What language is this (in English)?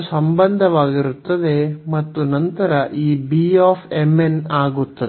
Kannada